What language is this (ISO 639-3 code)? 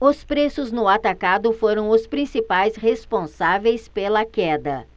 por